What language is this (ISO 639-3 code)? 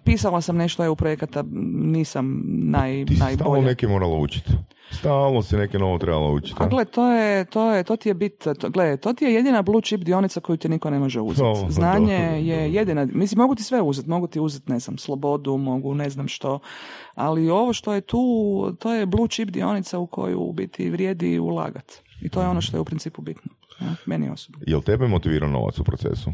hrv